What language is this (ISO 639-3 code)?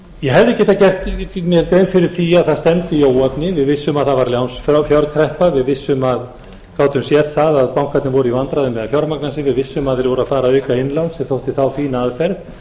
isl